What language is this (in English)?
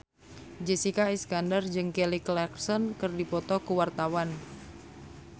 Sundanese